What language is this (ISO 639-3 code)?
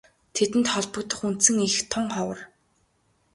mon